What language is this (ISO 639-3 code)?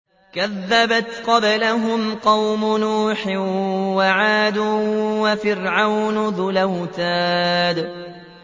ara